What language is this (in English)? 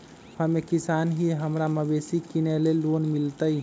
Magahi